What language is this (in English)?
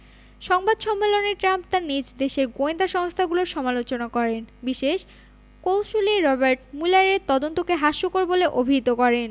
Bangla